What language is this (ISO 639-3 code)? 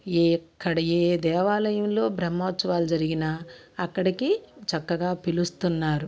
tel